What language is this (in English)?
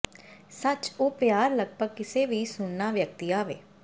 Punjabi